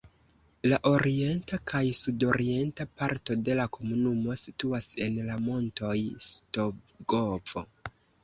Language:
Esperanto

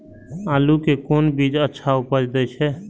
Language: Maithili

